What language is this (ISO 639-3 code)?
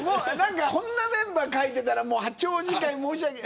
jpn